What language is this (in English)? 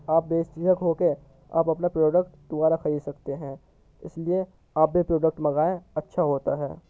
Urdu